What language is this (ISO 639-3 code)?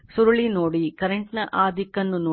kan